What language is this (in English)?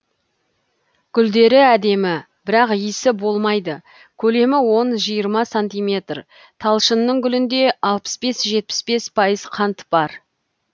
Kazakh